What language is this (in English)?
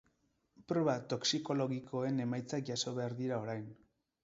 Basque